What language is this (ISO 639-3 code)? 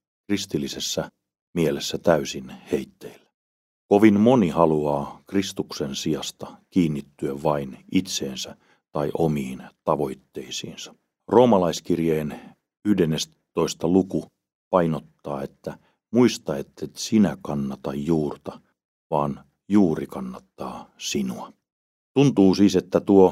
fin